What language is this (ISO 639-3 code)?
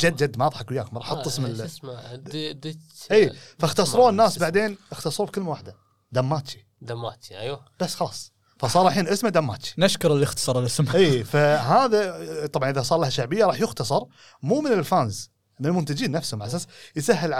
ara